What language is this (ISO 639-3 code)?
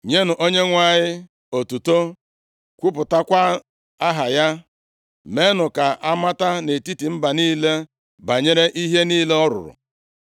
ibo